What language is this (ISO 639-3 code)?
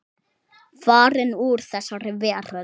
isl